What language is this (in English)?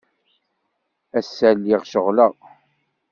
Kabyle